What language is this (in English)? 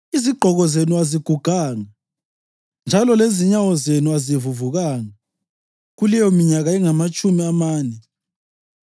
North Ndebele